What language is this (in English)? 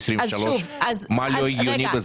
Hebrew